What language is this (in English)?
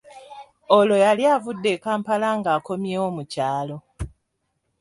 Ganda